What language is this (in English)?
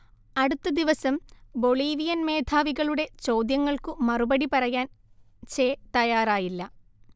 Malayalam